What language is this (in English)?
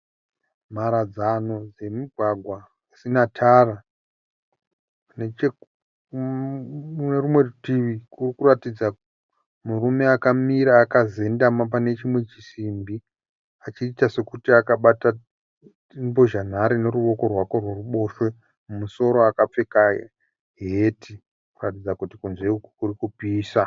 Shona